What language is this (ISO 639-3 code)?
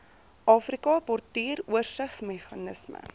afr